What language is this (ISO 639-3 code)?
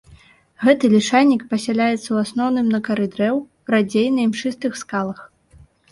bel